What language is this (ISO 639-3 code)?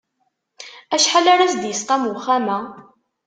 kab